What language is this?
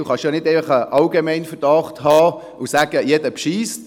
Swiss German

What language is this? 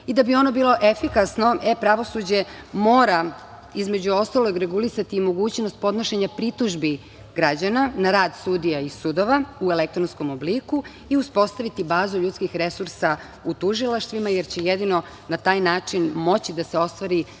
Serbian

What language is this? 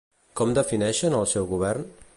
Catalan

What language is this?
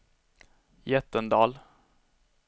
Swedish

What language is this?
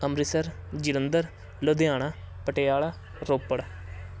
Punjabi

